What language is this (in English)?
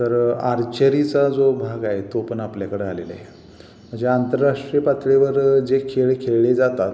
Marathi